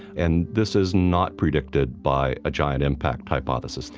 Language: English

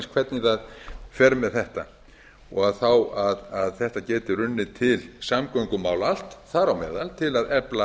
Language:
Icelandic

